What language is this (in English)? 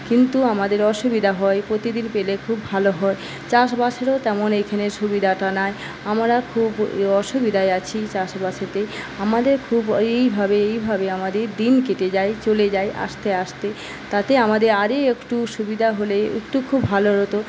Bangla